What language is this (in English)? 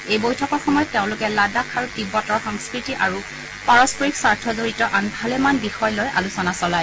Assamese